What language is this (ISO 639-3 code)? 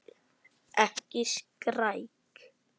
isl